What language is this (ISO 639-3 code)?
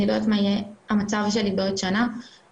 heb